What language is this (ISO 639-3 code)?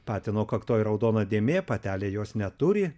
lit